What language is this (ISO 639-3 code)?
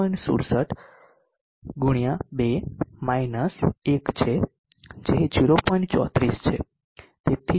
guj